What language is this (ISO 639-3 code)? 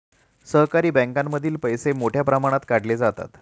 mar